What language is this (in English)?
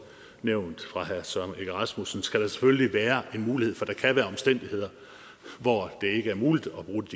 Danish